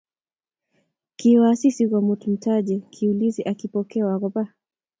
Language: Kalenjin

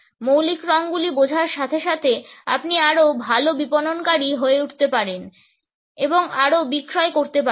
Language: Bangla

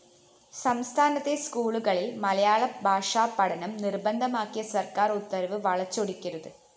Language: Malayalam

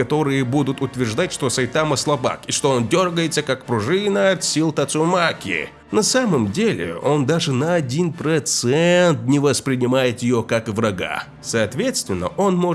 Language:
Russian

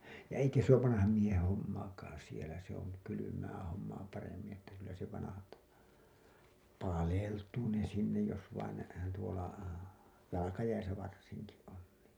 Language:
Finnish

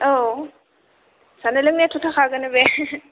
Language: Bodo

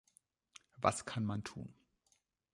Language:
German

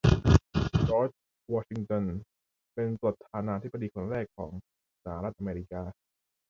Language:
Thai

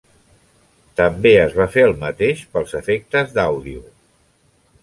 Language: Catalan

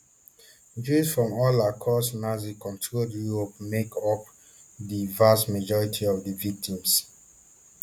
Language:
Nigerian Pidgin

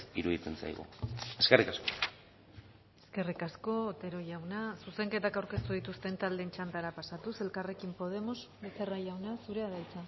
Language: Basque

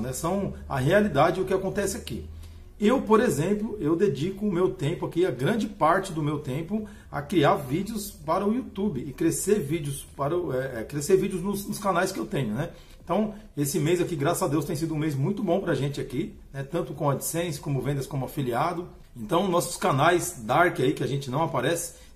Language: Portuguese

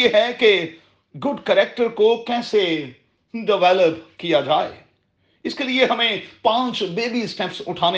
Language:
Urdu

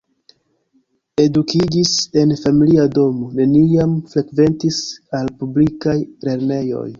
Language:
Esperanto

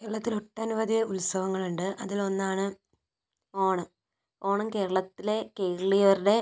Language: Malayalam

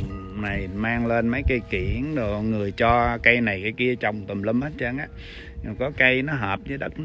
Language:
Vietnamese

